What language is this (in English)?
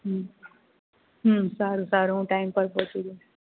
Gujarati